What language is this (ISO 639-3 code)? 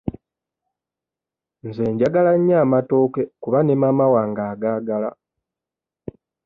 lug